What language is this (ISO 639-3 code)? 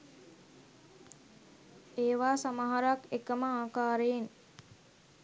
sin